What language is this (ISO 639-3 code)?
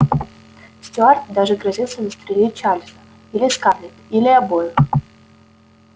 rus